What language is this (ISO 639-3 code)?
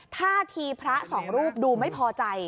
tha